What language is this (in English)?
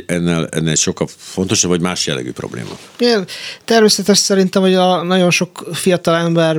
Hungarian